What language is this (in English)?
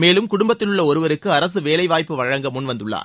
Tamil